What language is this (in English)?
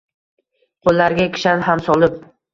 Uzbek